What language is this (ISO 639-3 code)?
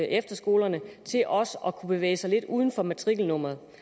dan